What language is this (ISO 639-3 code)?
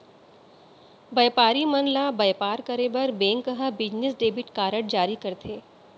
hne